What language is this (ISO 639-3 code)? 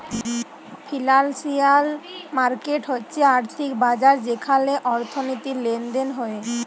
ben